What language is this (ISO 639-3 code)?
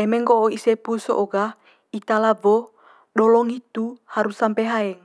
mqy